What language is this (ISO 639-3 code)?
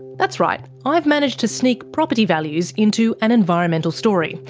eng